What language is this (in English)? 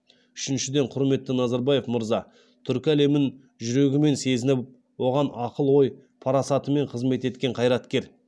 Kazakh